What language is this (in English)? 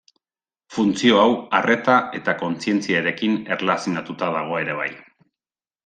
Basque